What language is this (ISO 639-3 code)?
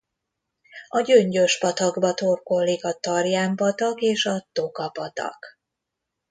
hun